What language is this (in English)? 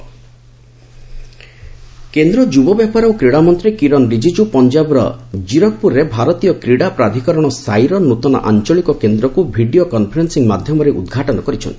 Odia